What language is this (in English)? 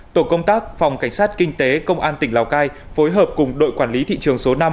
Vietnamese